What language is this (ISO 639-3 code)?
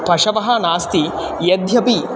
san